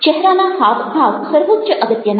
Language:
Gujarati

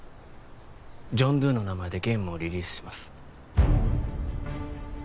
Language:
Japanese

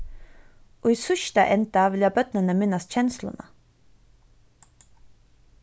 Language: Faroese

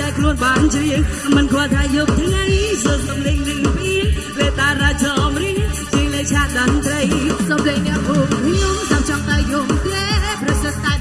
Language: Vietnamese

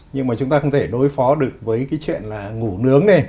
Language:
Vietnamese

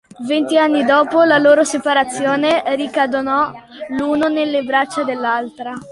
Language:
Italian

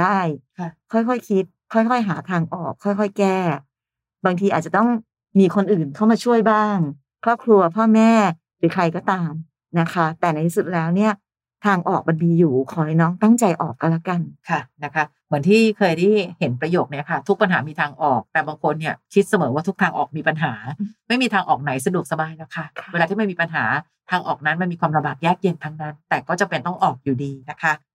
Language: Thai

